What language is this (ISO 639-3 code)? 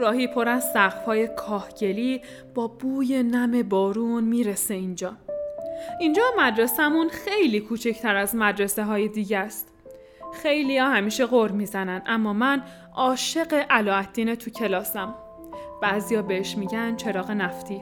fas